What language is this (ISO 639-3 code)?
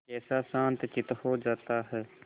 hin